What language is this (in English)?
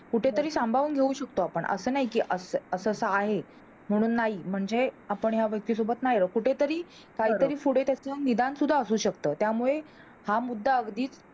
Marathi